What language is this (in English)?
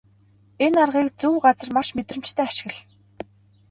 Mongolian